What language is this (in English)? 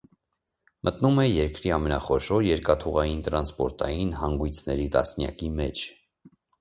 Armenian